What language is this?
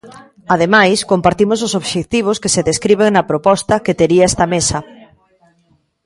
Galician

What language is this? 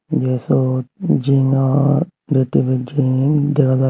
Chakma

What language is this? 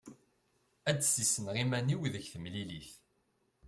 Kabyle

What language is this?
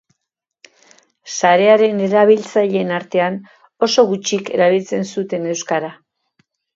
Basque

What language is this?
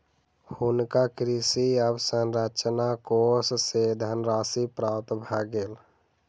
Maithili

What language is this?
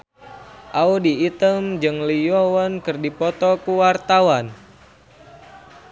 Sundanese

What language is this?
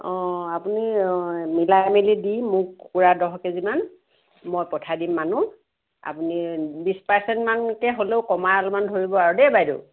Assamese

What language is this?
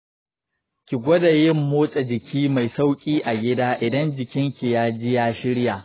Hausa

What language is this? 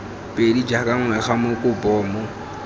Tswana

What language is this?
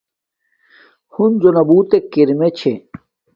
Domaaki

